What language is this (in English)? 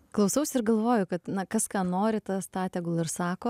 Lithuanian